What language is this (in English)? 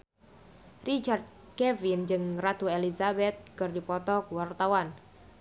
Sundanese